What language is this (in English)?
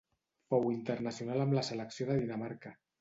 Catalan